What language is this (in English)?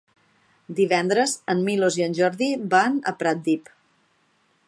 Catalan